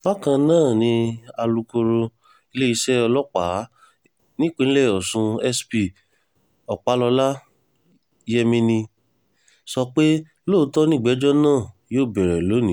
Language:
Yoruba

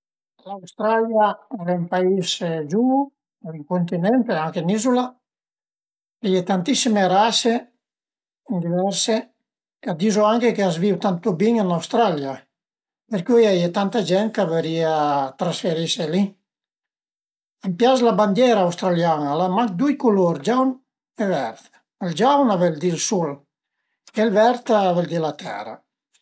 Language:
Piedmontese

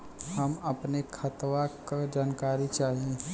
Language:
Bhojpuri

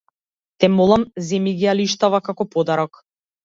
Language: Macedonian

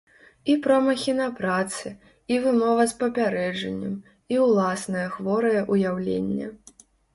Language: Belarusian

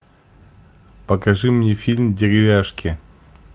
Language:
Russian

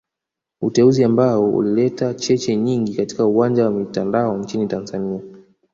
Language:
Swahili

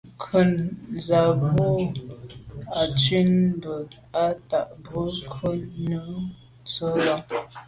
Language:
Medumba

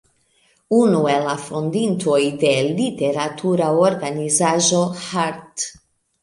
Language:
Esperanto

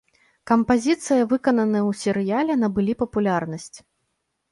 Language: Belarusian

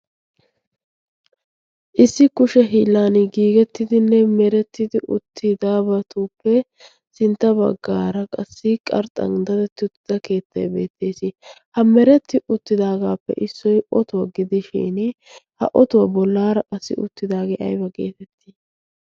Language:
Wolaytta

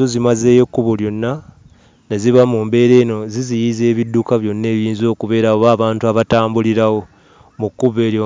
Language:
Ganda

